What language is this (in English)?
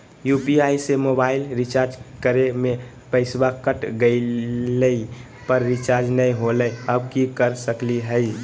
Magahi